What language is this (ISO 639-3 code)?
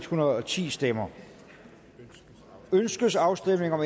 dan